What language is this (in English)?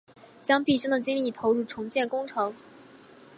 Chinese